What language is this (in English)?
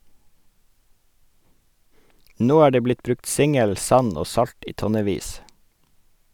Norwegian